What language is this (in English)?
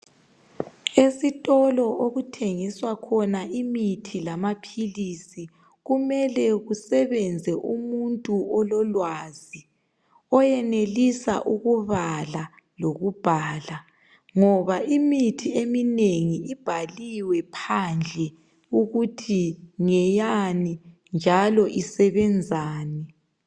North Ndebele